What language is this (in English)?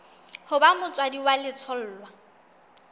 Southern Sotho